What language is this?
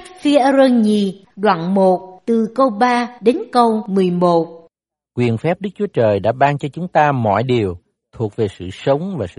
Vietnamese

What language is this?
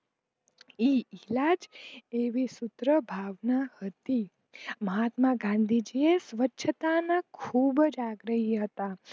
Gujarati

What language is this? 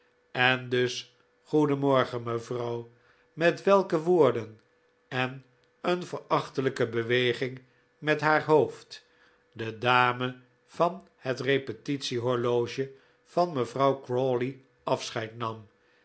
Dutch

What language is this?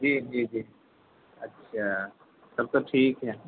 Urdu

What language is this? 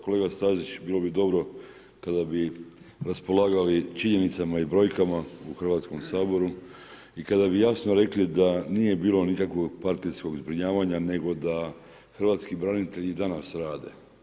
Croatian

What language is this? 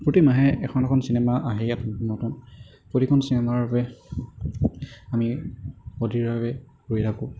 Assamese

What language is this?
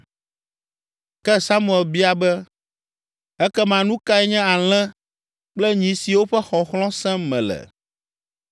Ewe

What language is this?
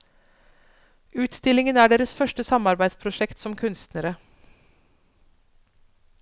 Norwegian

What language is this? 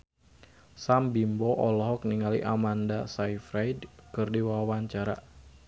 Sundanese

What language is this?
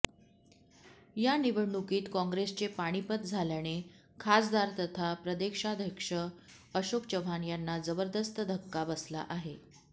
Marathi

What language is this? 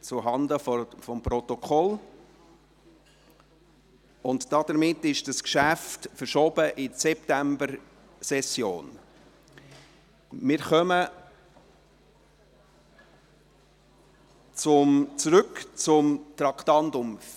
Swiss German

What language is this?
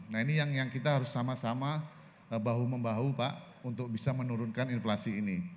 Indonesian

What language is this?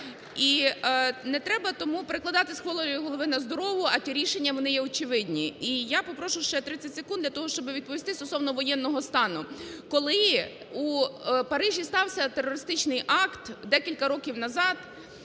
Ukrainian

